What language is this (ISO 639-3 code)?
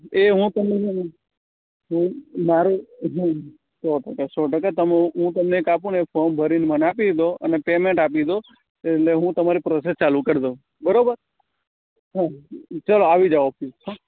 guj